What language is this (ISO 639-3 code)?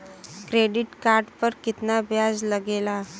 bho